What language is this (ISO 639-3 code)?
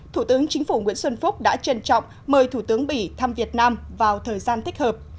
vie